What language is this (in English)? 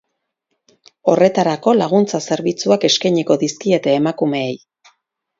Basque